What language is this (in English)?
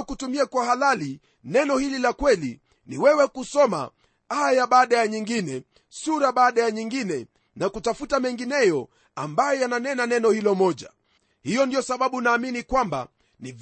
Swahili